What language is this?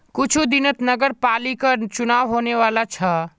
Magahi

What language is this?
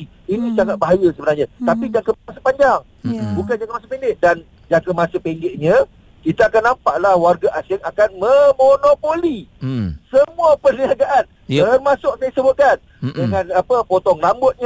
Malay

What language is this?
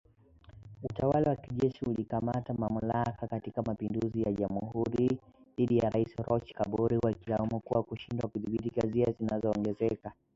Swahili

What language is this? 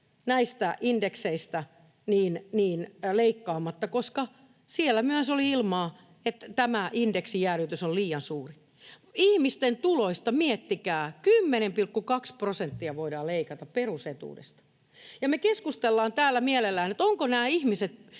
Finnish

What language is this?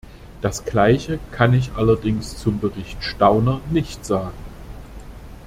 German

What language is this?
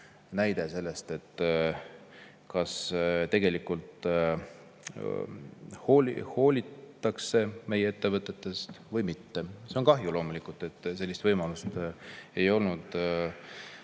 Estonian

